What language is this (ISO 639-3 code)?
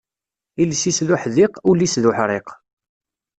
kab